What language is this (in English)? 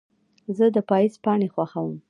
Pashto